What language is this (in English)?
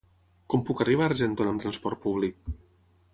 Catalan